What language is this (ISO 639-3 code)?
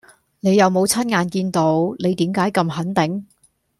yue